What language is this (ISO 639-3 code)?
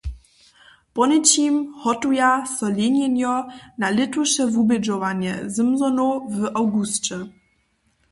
hsb